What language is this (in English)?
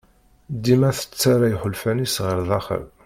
Kabyle